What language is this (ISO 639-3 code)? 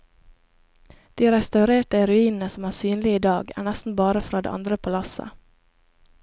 nor